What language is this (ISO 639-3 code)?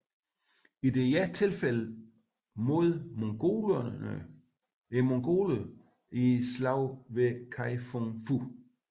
dan